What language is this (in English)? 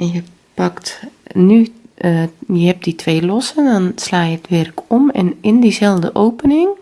Dutch